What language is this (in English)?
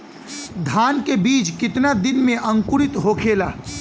Bhojpuri